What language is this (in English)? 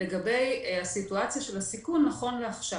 Hebrew